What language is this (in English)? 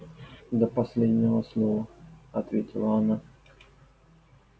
Russian